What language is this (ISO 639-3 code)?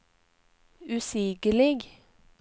nor